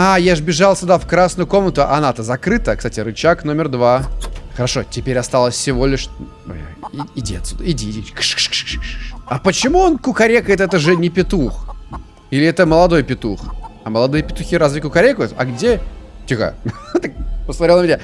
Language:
Russian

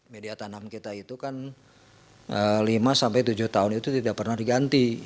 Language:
Indonesian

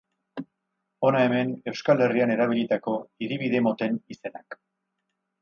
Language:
Basque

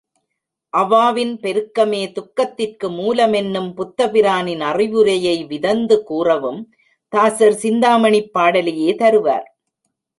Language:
Tamil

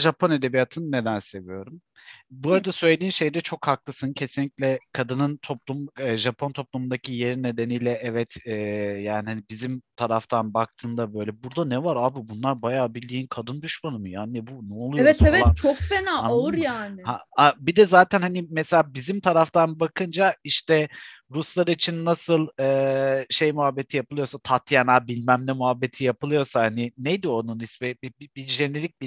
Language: Turkish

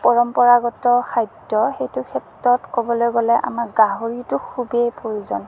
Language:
Assamese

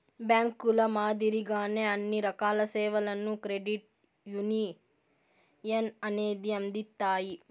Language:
Telugu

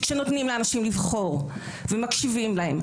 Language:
Hebrew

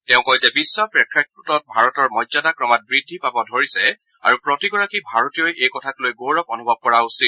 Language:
Assamese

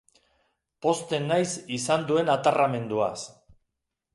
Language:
Basque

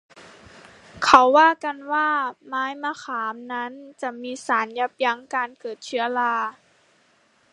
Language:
Thai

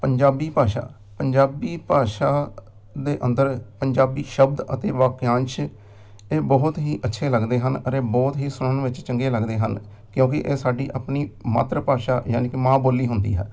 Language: Punjabi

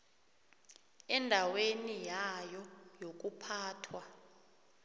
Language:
South Ndebele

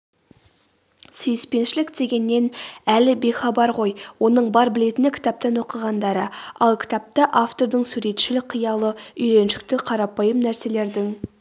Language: Kazakh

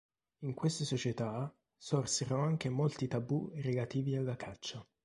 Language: Italian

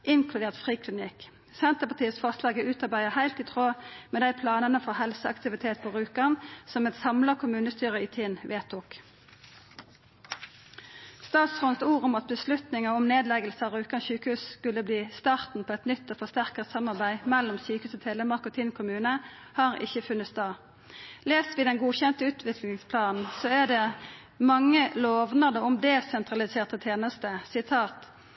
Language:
Norwegian Nynorsk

